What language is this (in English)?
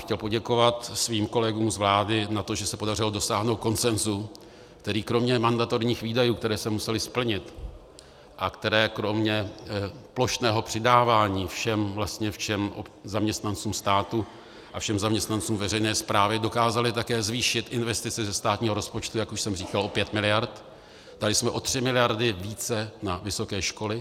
Czech